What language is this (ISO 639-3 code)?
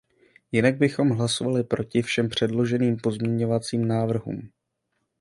ces